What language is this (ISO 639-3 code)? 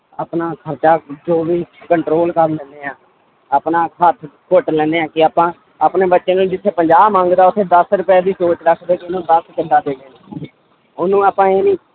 pan